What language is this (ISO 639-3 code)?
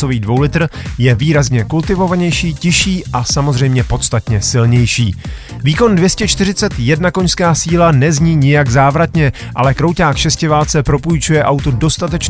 ces